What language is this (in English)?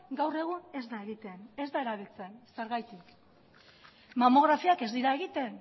Basque